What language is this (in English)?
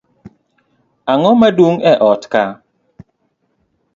Luo (Kenya and Tanzania)